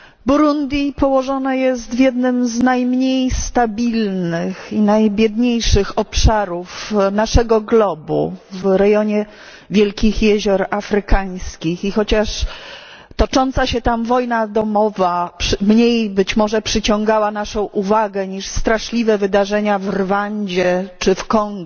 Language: Polish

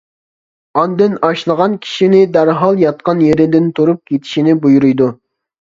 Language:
Uyghur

